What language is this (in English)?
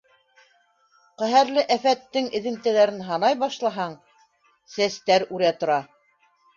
Bashkir